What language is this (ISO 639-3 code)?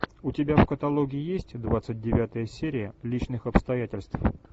rus